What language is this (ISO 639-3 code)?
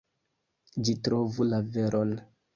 epo